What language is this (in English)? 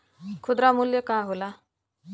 Bhojpuri